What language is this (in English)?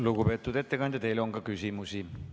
Estonian